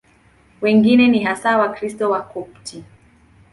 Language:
Swahili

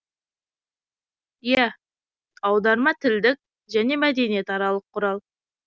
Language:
Kazakh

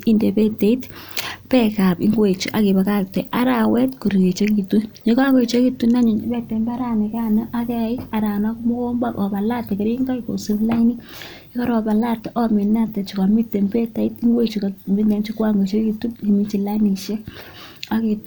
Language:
Kalenjin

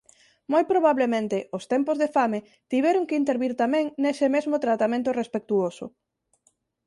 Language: Galician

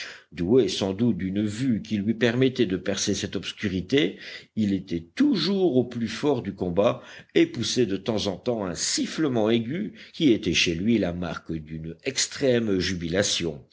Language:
French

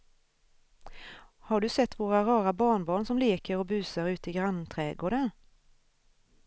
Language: Swedish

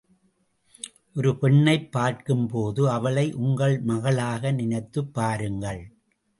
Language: Tamil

